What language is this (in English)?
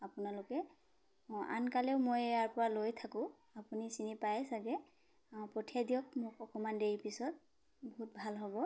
Assamese